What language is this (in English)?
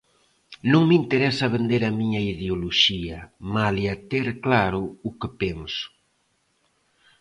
Galician